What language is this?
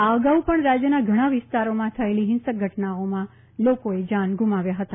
Gujarati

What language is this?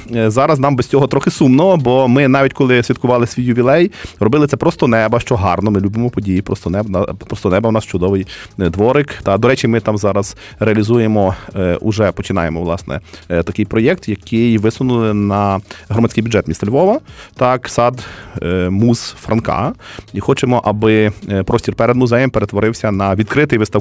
Ukrainian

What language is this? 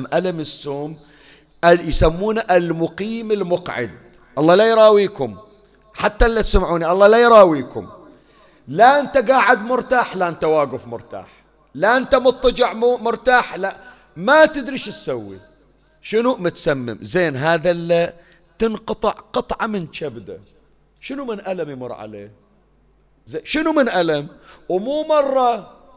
Arabic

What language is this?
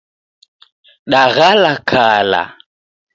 Taita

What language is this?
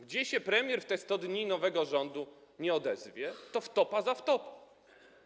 Polish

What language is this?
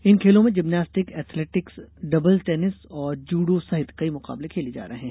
Hindi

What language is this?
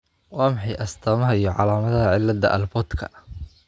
Somali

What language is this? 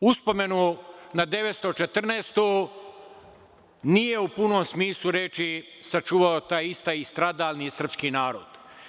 Serbian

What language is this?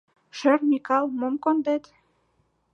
Mari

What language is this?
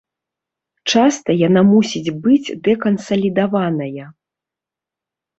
Belarusian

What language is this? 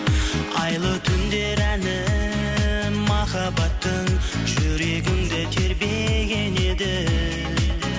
Kazakh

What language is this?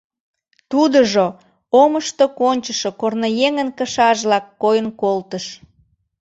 Mari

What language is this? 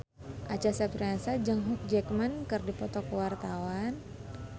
Sundanese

